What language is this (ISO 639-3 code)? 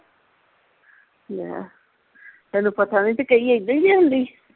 pan